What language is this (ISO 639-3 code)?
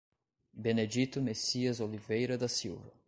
por